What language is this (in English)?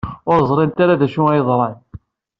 Kabyle